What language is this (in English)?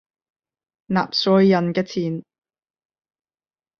Cantonese